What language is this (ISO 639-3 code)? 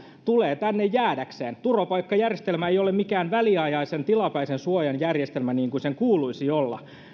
fin